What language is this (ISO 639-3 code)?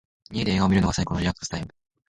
jpn